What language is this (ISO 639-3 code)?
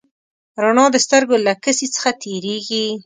pus